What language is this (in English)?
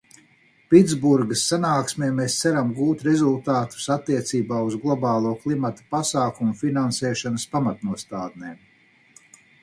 Latvian